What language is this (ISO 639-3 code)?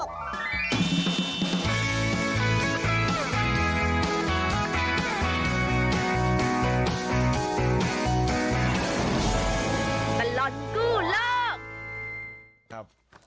tha